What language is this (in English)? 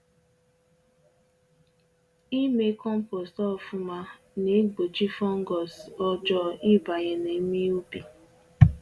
Igbo